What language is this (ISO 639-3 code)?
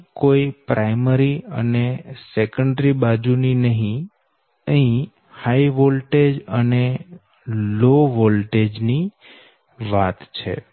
guj